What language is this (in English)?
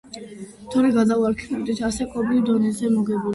Georgian